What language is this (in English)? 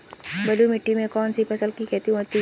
Hindi